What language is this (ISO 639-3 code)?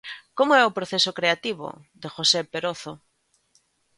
glg